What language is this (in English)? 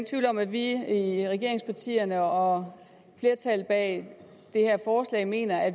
Danish